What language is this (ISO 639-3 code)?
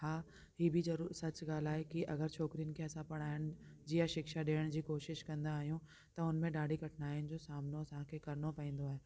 snd